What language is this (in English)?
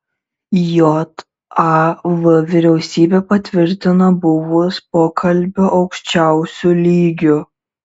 Lithuanian